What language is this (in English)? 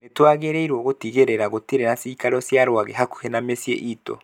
Kikuyu